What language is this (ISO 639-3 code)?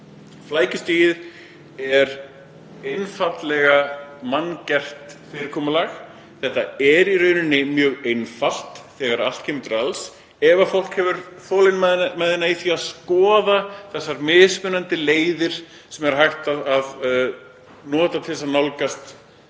isl